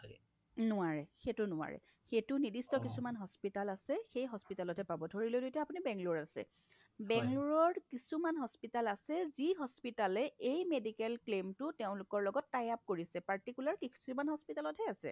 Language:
Assamese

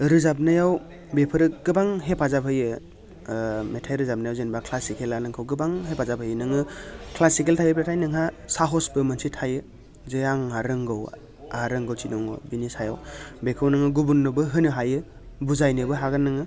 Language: Bodo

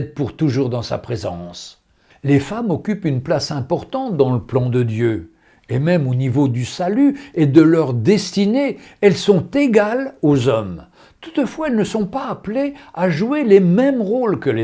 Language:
French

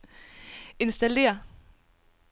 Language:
Danish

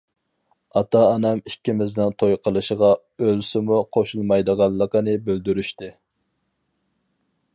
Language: Uyghur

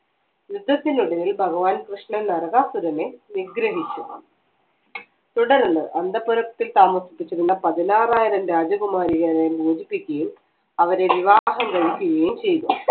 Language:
Malayalam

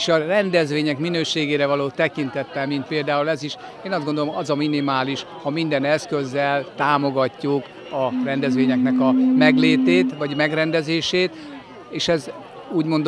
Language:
Hungarian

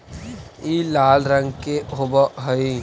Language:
Magahi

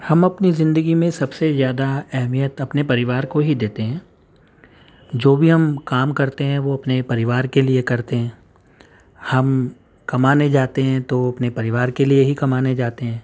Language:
Urdu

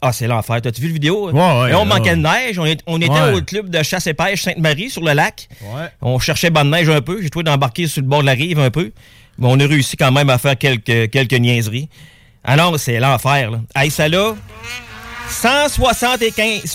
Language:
French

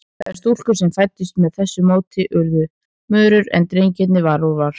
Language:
Icelandic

